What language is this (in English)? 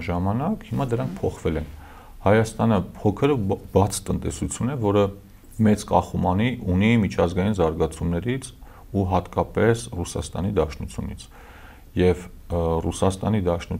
Romanian